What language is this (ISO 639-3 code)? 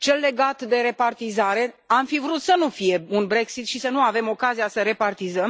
ron